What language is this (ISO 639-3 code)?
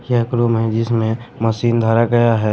hin